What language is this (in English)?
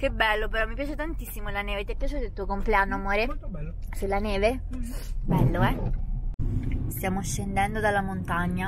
Italian